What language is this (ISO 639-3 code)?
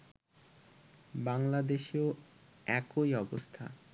ben